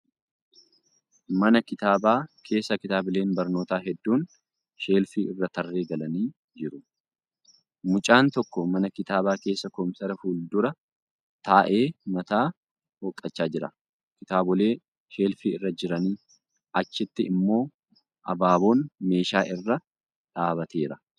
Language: Oromo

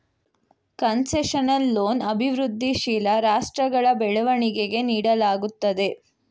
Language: Kannada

